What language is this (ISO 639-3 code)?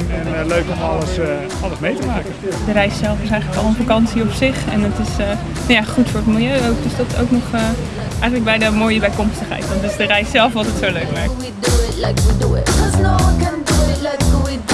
nld